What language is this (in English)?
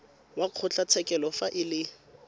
Tswana